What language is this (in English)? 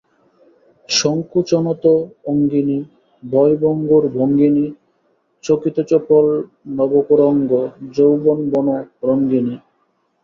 Bangla